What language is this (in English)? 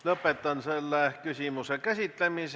Estonian